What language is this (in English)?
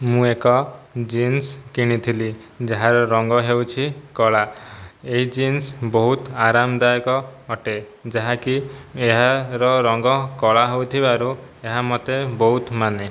Odia